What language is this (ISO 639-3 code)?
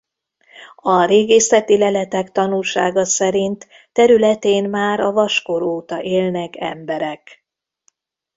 hun